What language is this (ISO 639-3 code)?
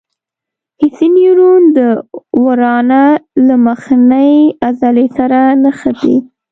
pus